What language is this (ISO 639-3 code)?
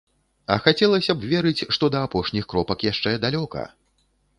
bel